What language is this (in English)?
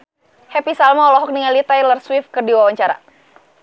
Sundanese